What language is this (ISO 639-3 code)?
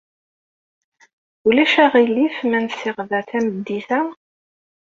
kab